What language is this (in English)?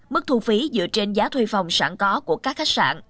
Vietnamese